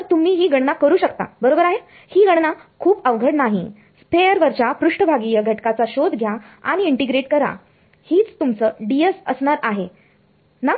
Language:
Marathi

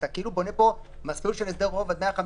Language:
Hebrew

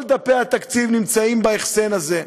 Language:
Hebrew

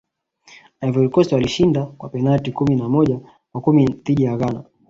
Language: Swahili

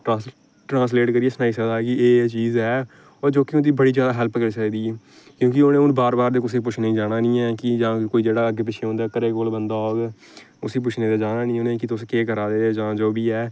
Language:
Dogri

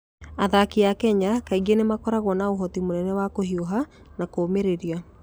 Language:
Kikuyu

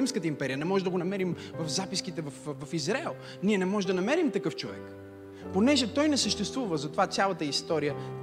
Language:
Bulgarian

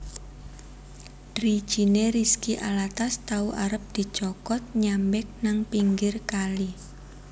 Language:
Javanese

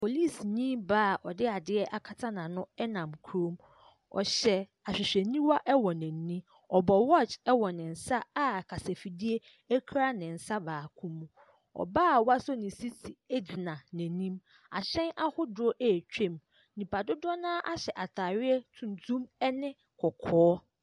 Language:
Akan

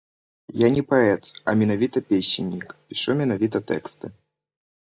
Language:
Belarusian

